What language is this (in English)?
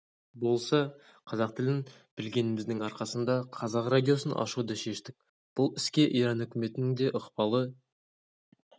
Kazakh